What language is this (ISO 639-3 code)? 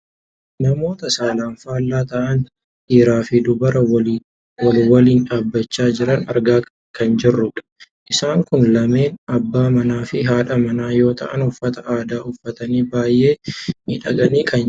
orm